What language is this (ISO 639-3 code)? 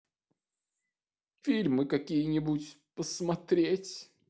rus